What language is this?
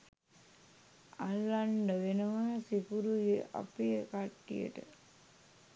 Sinhala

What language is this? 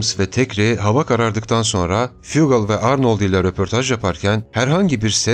Turkish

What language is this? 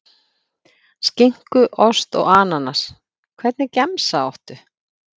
Icelandic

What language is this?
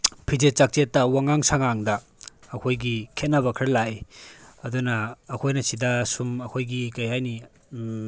Manipuri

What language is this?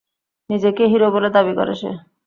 Bangla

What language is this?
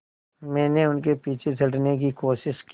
Hindi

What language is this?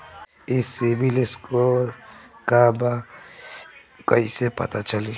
Bhojpuri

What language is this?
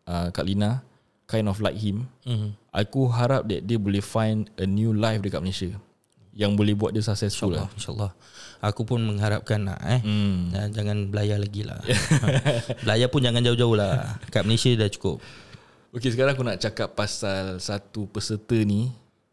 Malay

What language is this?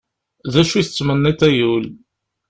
Kabyle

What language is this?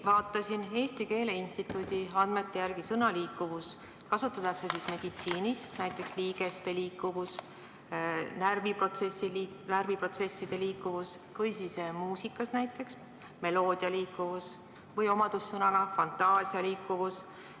Estonian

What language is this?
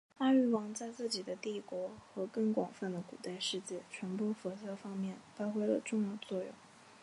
Chinese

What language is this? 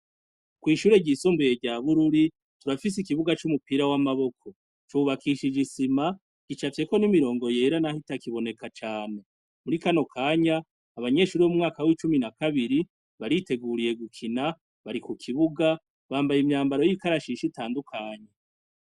Rundi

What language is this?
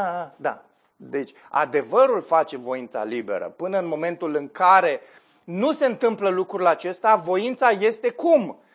Romanian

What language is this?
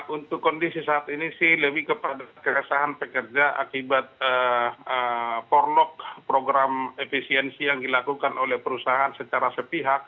Indonesian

